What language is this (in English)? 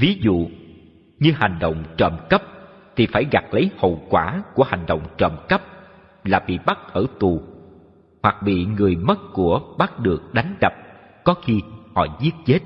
Vietnamese